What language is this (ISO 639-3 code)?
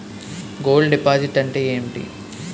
tel